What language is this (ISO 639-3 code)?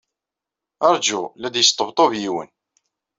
kab